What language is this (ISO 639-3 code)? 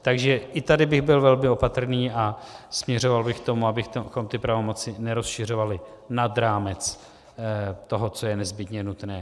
ces